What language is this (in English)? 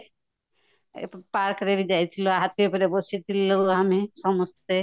Odia